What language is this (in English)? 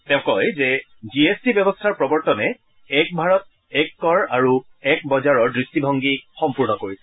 Assamese